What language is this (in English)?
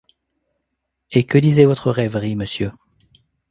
French